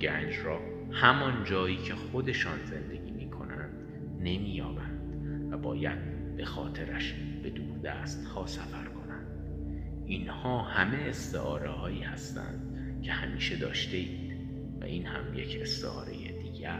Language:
Persian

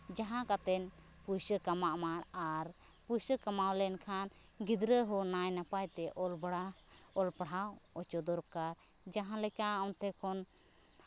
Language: Santali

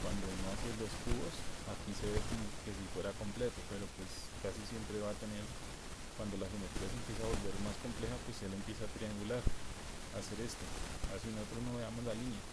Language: Spanish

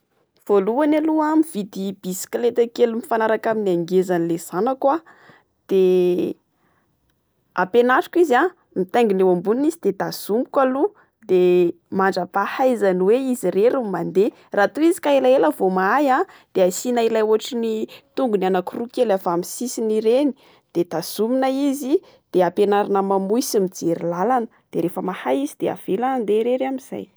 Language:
Malagasy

